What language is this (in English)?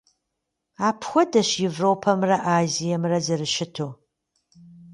Kabardian